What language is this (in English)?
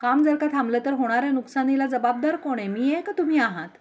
Marathi